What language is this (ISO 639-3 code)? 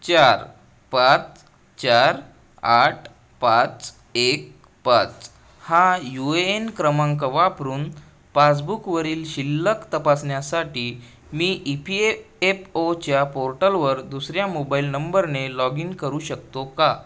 mar